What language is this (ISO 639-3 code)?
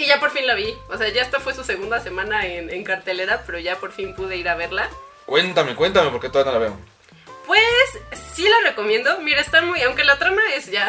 spa